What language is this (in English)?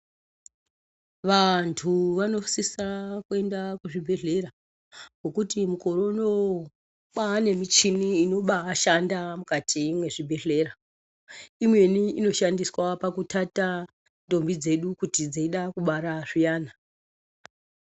Ndau